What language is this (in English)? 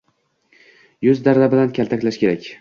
Uzbek